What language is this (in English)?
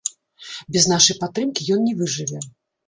Belarusian